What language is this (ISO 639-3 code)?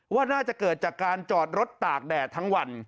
tha